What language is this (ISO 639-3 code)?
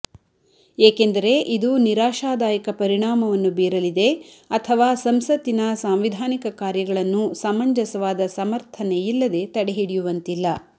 kan